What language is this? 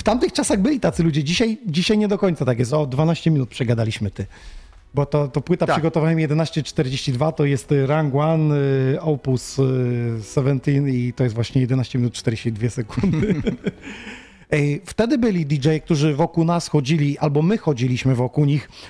Polish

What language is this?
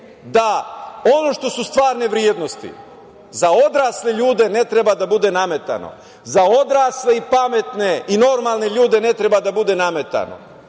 Serbian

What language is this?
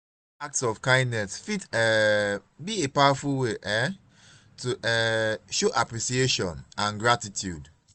Nigerian Pidgin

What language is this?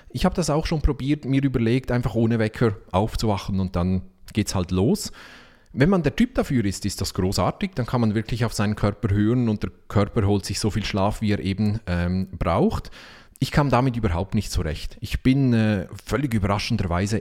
German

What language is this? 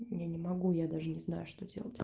Russian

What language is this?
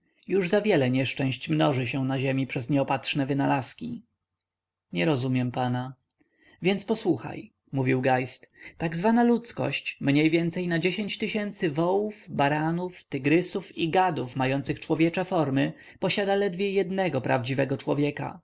Polish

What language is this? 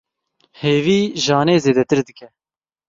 Kurdish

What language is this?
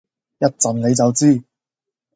Cantonese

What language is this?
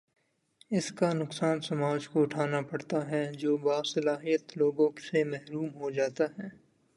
Urdu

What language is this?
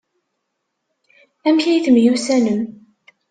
Kabyle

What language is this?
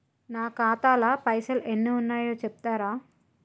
Telugu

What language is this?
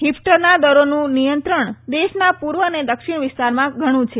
Gujarati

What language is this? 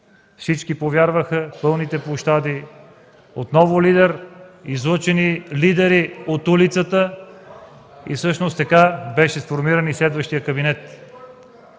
Bulgarian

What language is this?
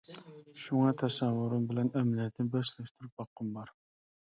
Uyghur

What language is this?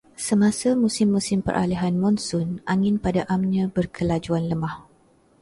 Malay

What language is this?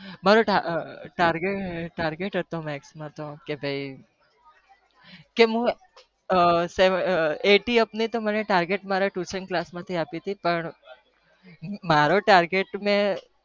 Gujarati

